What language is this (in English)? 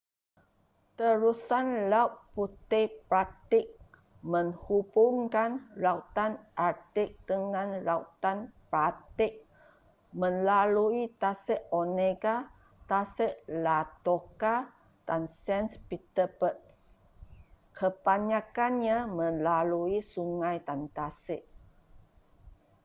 Malay